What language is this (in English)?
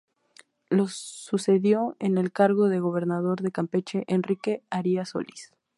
Spanish